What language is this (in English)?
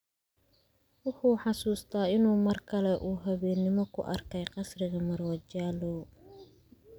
Somali